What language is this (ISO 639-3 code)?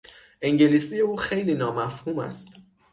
fas